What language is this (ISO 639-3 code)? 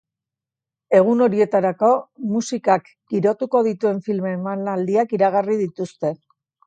eus